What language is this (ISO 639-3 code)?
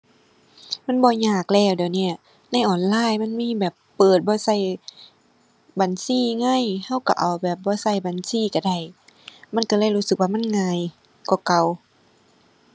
tha